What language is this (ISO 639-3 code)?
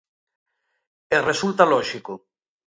glg